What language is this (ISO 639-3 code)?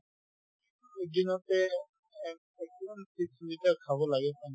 asm